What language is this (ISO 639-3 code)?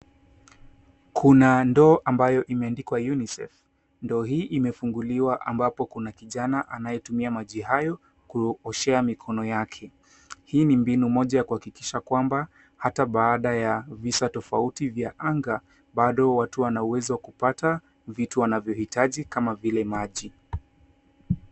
swa